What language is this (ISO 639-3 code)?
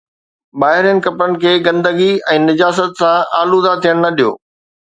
snd